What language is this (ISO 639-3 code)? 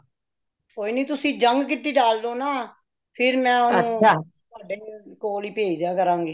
pan